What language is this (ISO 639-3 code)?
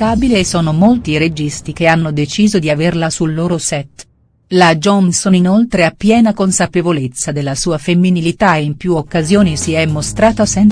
ita